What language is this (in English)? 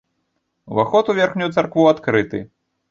Belarusian